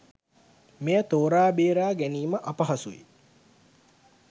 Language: Sinhala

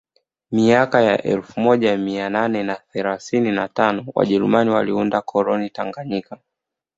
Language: Swahili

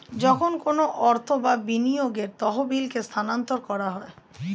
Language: Bangla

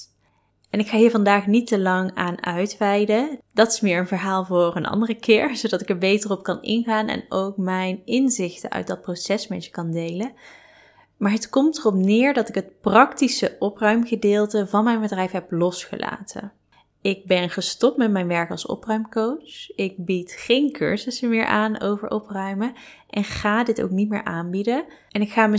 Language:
Dutch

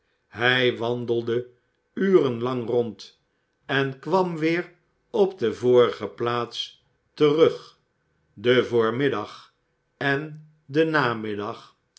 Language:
Dutch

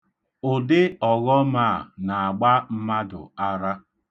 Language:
Igbo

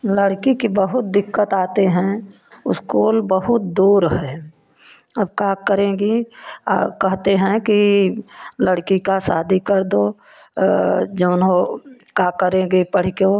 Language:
Hindi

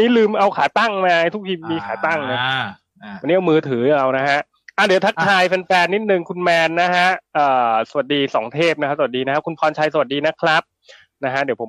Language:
Thai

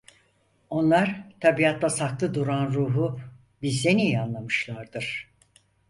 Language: Turkish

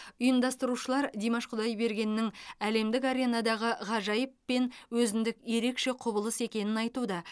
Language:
Kazakh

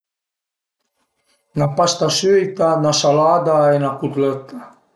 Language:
Piedmontese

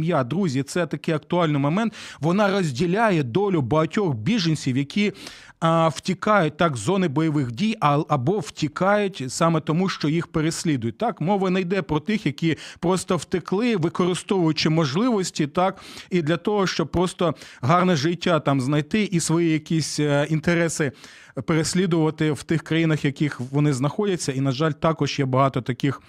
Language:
Ukrainian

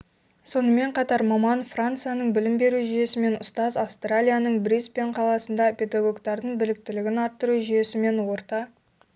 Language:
Kazakh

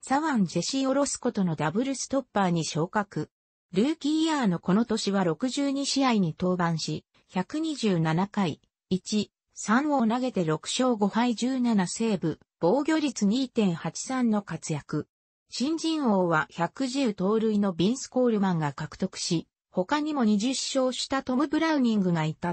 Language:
Japanese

